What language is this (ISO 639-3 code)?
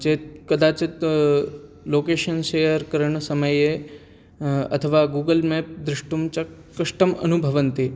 san